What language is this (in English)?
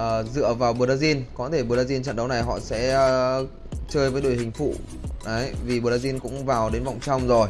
Vietnamese